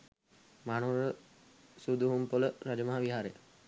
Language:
Sinhala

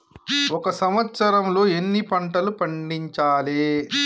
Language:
Telugu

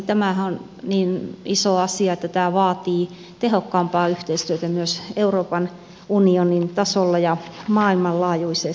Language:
Finnish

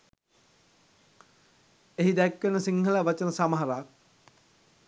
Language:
Sinhala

